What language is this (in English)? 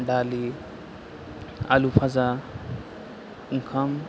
Bodo